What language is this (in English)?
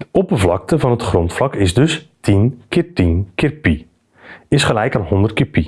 Dutch